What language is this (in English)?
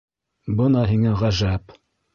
Bashkir